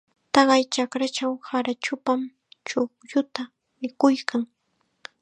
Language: Chiquián Ancash Quechua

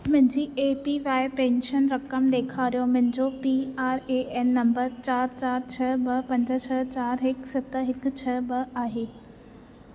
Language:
Sindhi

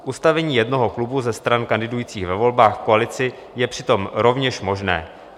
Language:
Czech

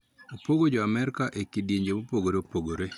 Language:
Luo (Kenya and Tanzania)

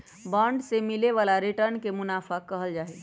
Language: Magahi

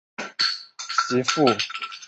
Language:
Chinese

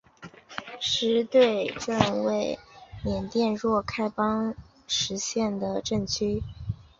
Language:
Chinese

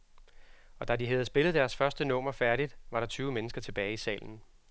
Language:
Danish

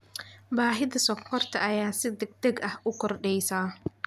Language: Somali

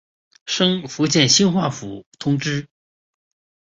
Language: Chinese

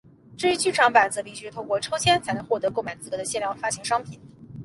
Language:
Chinese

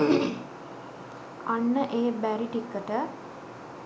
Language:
Sinhala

